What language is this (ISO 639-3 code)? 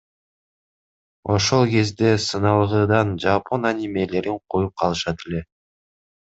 kir